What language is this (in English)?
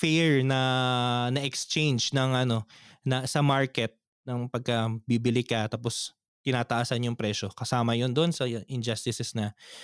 Filipino